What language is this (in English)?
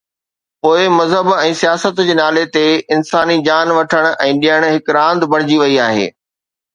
Sindhi